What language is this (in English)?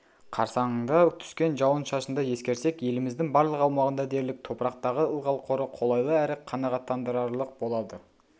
Kazakh